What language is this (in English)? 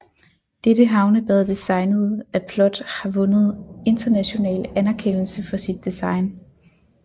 Danish